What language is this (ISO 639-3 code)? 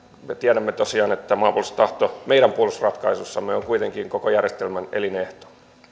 fin